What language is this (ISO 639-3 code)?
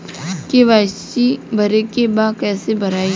bho